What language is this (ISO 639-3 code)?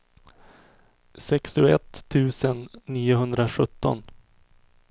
swe